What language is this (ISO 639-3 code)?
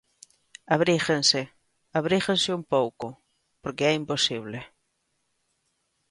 glg